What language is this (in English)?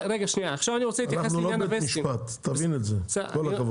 Hebrew